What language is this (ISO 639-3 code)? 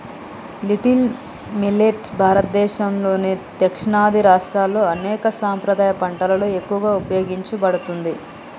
tel